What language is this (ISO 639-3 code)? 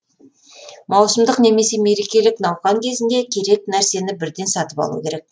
kaz